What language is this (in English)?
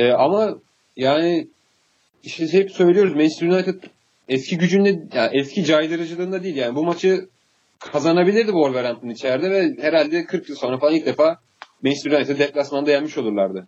Turkish